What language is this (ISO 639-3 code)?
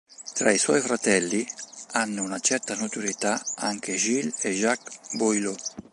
ita